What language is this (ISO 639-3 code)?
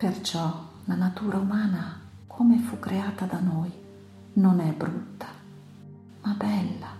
ita